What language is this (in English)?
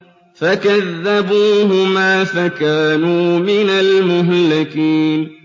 Arabic